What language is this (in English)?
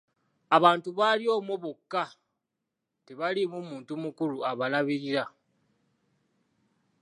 Ganda